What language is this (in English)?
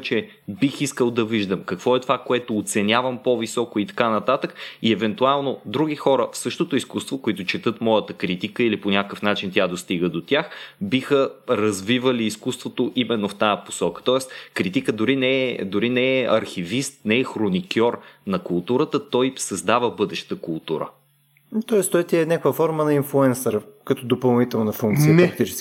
Bulgarian